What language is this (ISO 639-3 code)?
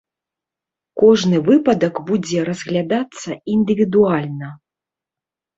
bel